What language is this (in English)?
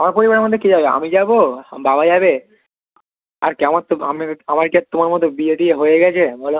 Bangla